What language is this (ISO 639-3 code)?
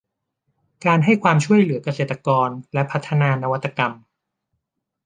tha